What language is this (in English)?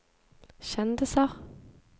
Norwegian